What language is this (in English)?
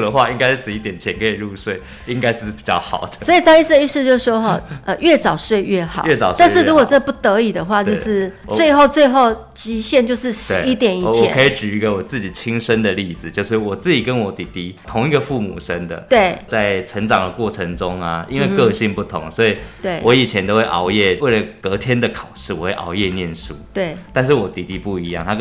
Chinese